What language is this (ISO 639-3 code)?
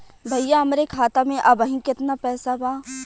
bho